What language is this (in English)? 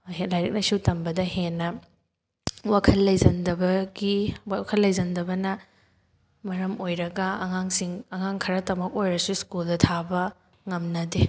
Manipuri